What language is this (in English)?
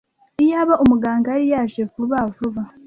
Kinyarwanda